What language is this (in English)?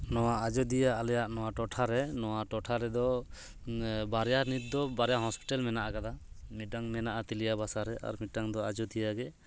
Santali